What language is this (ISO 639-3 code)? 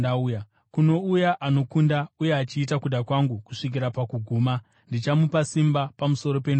sna